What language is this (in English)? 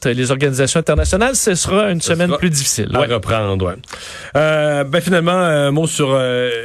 French